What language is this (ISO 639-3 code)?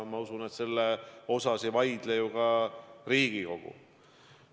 est